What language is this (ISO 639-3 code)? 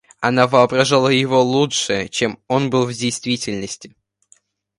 rus